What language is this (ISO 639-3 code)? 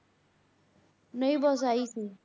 pan